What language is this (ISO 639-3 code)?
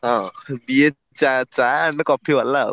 ori